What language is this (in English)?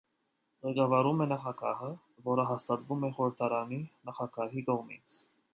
Armenian